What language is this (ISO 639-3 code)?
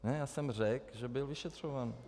ces